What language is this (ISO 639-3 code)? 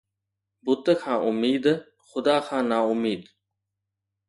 snd